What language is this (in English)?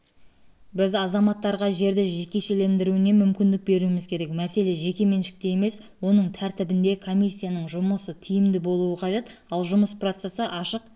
Kazakh